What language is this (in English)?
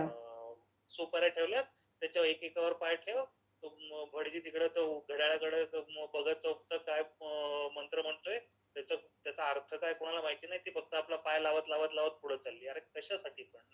Marathi